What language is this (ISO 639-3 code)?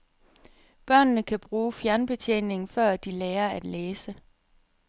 dan